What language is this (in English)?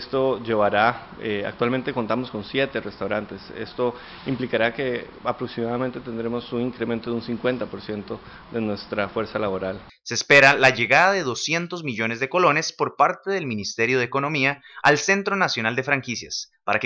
Spanish